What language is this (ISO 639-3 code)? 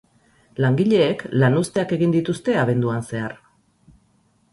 eus